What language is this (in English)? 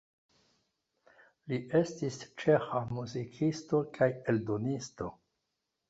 Esperanto